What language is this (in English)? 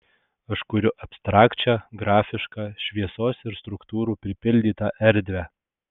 Lithuanian